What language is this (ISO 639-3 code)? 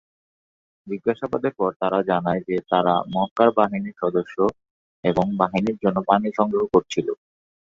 ben